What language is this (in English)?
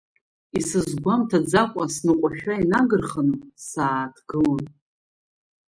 Abkhazian